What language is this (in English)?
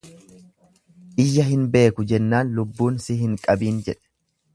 Oromo